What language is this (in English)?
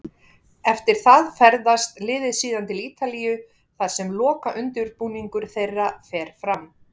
Icelandic